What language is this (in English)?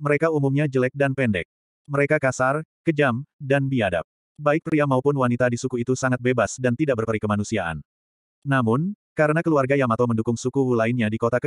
Indonesian